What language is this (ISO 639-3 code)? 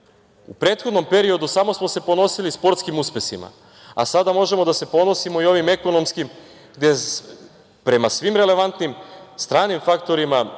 srp